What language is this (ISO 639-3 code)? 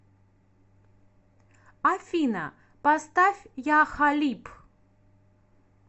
rus